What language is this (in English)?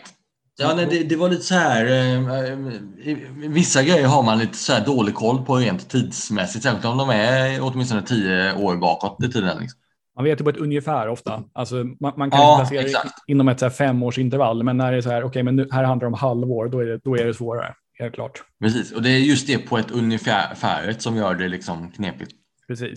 Swedish